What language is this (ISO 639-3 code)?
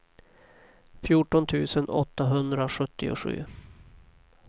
swe